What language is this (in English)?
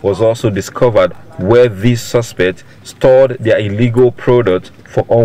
English